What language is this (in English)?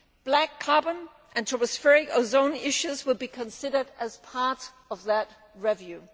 English